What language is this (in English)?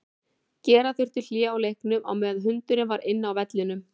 Icelandic